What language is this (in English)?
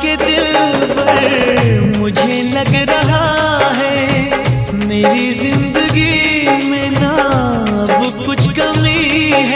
Hindi